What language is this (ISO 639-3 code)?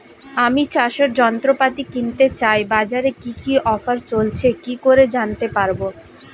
ben